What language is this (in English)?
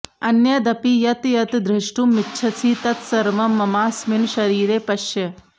Sanskrit